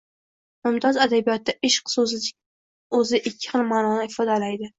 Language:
Uzbek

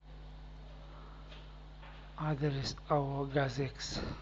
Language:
Russian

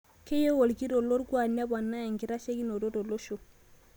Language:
Masai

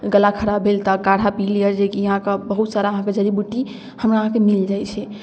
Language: Maithili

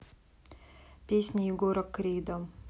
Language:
Russian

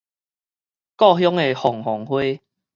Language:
Min Nan Chinese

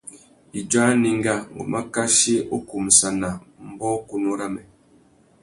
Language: Tuki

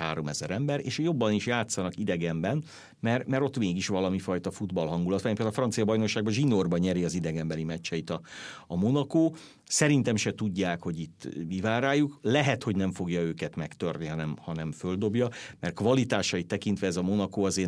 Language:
Hungarian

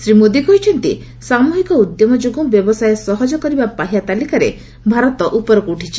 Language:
Odia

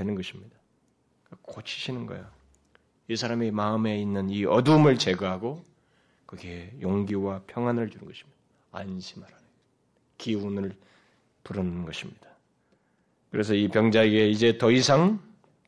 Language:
Korean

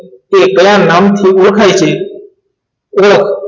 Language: Gujarati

